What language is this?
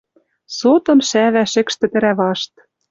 Western Mari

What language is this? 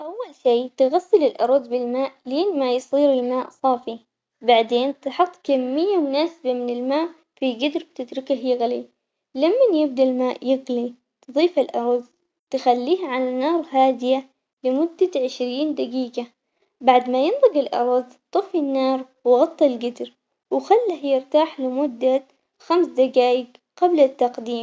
Omani Arabic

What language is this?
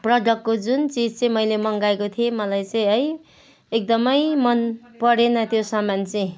Nepali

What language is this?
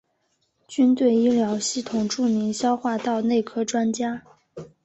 Chinese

